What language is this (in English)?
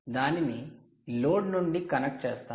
Telugu